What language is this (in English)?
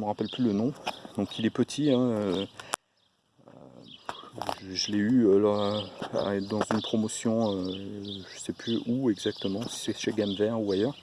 French